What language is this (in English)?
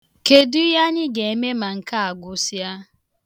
Igbo